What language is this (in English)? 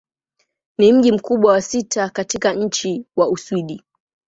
Swahili